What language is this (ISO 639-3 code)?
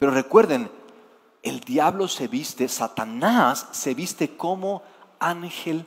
spa